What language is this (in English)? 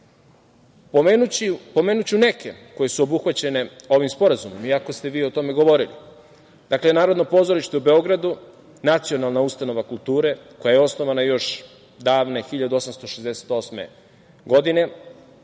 Serbian